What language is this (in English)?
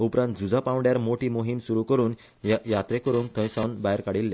Konkani